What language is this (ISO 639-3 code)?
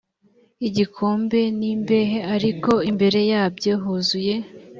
kin